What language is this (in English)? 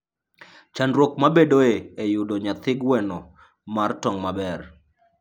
Luo (Kenya and Tanzania)